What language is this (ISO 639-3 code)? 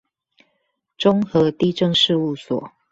zho